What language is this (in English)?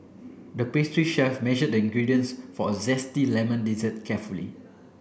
English